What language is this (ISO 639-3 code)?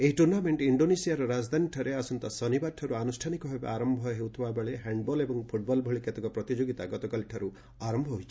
ori